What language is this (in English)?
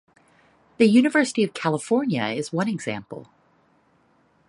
English